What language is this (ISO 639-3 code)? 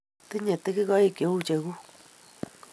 kln